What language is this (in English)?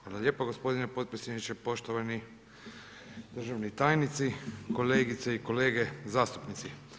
Croatian